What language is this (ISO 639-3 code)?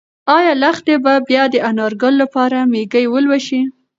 pus